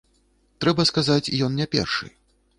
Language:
Belarusian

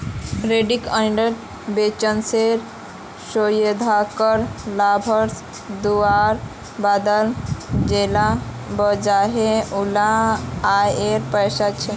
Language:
Magahi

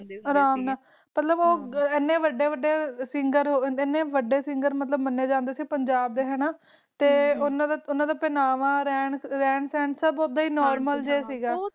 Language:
Punjabi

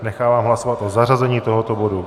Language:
Czech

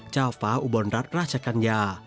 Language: Thai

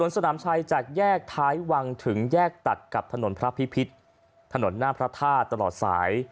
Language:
Thai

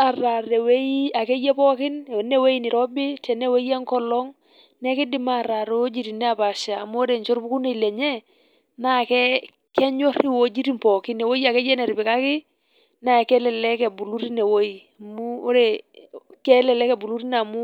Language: Masai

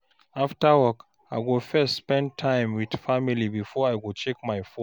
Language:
Nigerian Pidgin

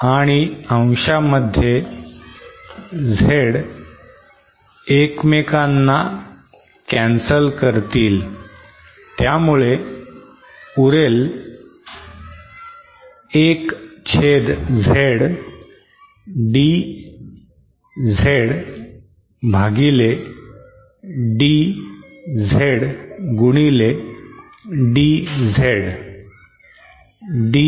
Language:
Marathi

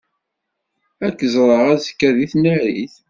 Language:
Kabyle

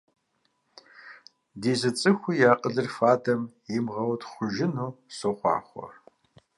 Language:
Kabardian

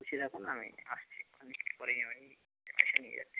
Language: Bangla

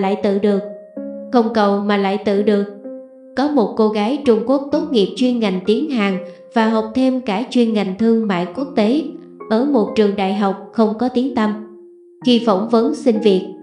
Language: Vietnamese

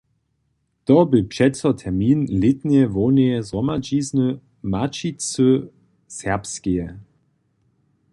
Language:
Upper Sorbian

